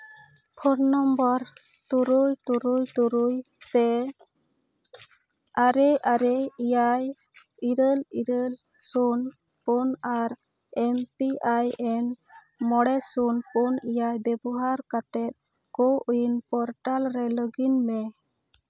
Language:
Santali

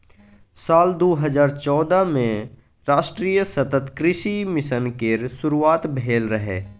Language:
Maithili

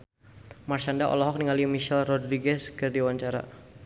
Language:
Sundanese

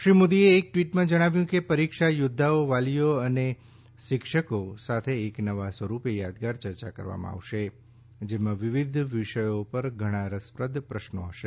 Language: Gujarati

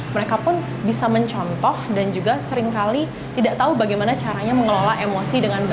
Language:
Indonesian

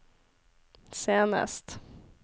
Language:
Norwegian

